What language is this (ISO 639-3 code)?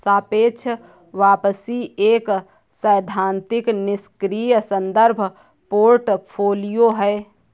hin